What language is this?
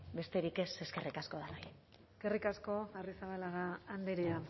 Basque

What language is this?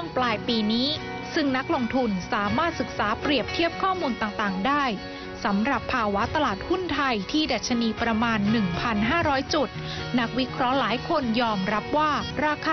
Thai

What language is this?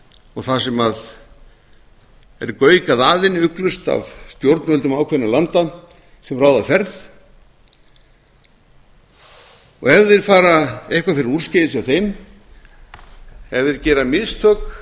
Icelandic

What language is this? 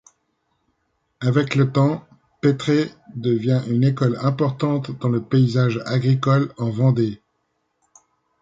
French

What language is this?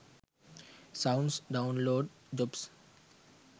Sinhala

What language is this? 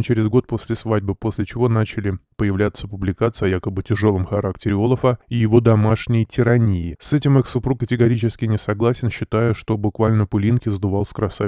Russian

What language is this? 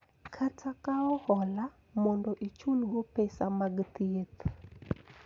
Luo (Kenya and Tanzania)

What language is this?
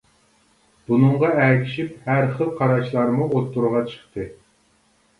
Uyghur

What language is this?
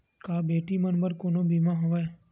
Chhattisgarhi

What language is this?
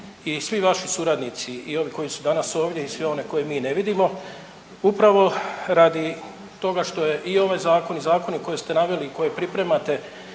Croatian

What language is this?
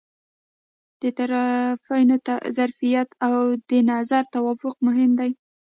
Pashto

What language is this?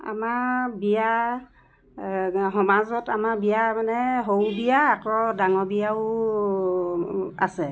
Assamese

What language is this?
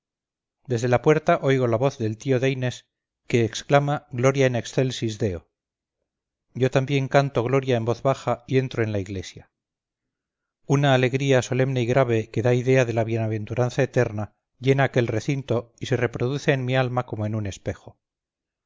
Spanish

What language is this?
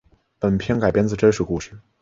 Chinese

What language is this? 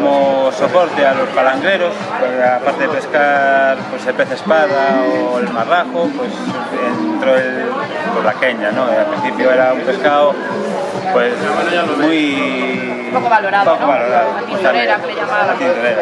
Spanish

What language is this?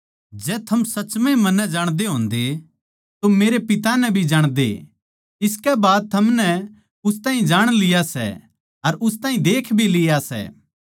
Haryanvi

